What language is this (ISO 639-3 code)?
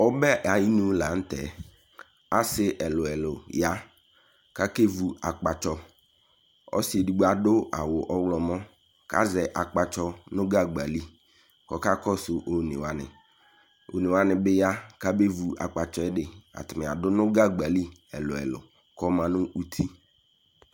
kpo